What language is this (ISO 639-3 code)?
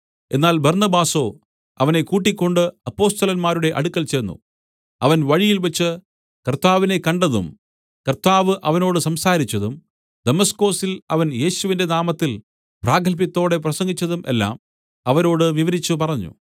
mal